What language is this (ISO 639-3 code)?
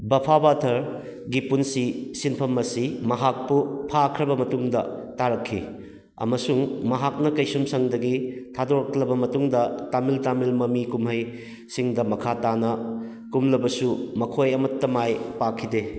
mni